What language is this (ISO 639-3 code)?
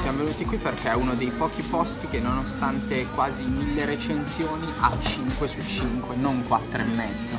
ita